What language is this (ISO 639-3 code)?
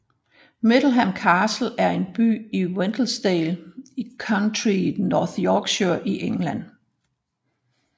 dan